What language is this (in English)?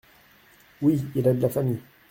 French